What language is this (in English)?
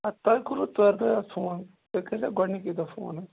Kashmiri